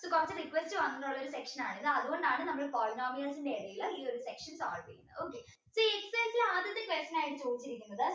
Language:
Malayalam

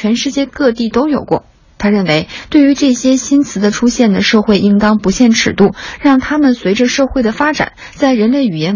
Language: Chinese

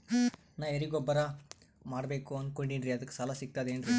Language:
Kannada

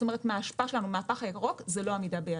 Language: Hebrew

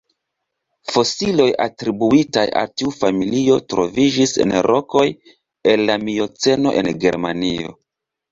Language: Esperanto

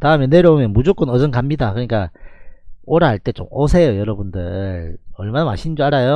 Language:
Korean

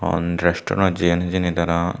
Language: Chakma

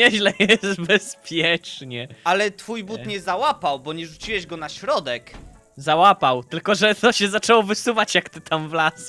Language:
Polish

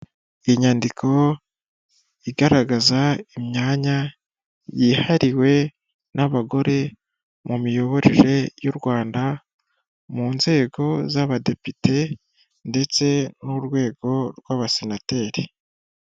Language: Kinyarwanda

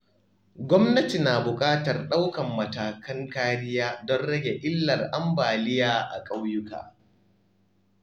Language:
Hausa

